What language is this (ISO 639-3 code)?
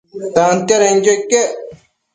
mcf